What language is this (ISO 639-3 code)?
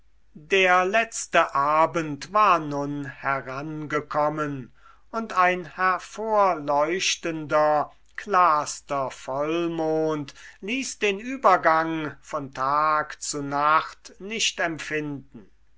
deu